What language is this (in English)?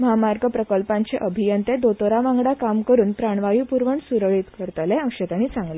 Konkani